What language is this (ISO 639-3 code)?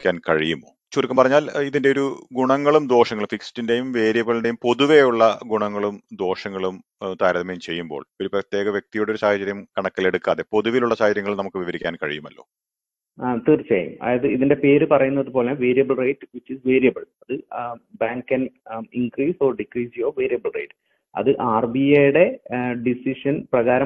mal